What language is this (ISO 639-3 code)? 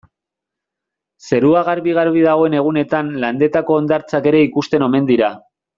eus